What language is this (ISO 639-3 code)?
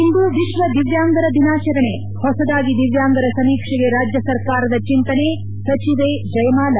kan